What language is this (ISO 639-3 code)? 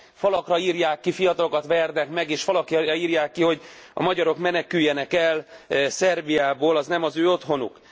hun